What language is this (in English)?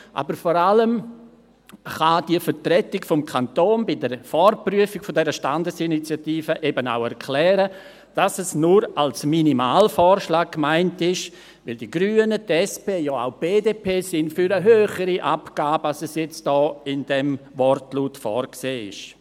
Swiss German